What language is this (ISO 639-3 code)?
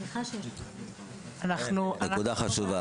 heb